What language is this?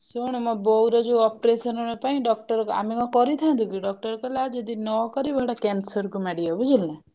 Odia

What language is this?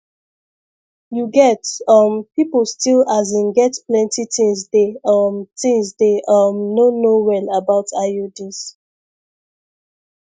Nigerian Pidgin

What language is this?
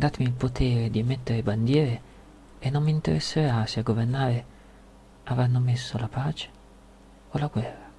Italian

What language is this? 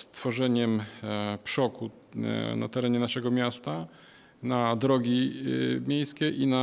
Polish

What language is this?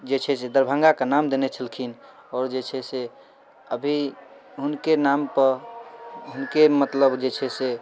Maithili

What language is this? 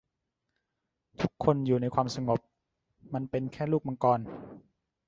Thai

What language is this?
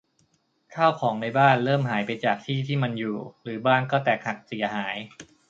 Thai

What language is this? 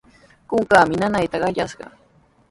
Sihuas Ancash Quechua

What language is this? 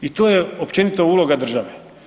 Croatian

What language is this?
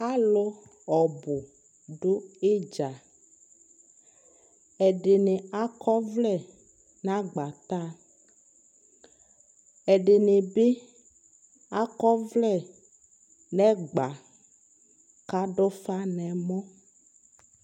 Ikposo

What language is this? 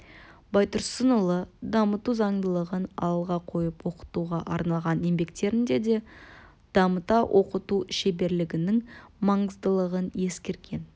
Kazakh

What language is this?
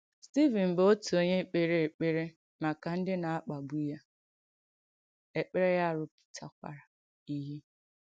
Igbo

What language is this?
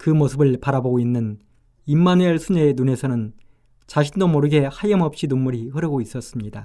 Korean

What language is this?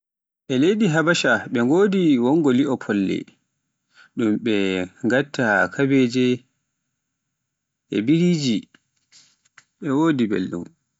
Pular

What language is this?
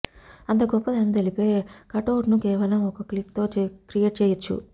Telugu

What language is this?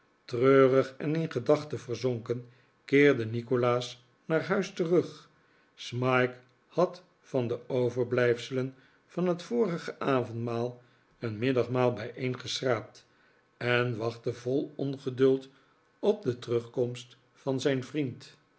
Dutch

